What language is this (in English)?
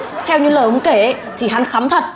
Vietnamese